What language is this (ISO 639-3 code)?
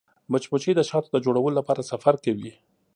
pus